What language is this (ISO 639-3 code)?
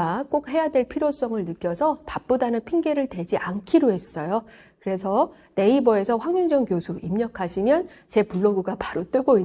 kor